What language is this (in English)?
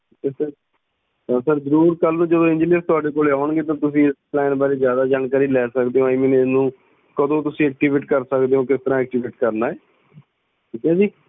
Punjabi